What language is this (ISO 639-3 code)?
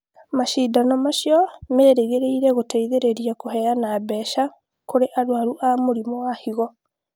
kik